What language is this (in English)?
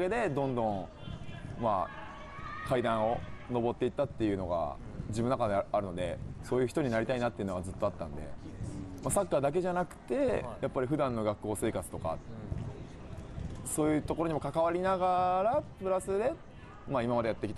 Japanese